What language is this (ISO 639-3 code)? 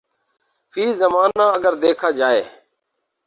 urd